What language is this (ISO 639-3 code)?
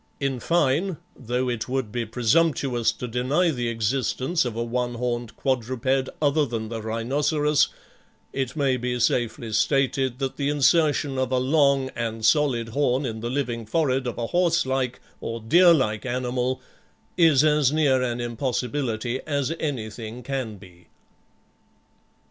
eng